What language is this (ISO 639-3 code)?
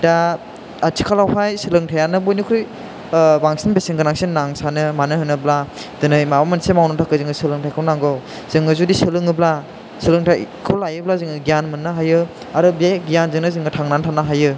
brx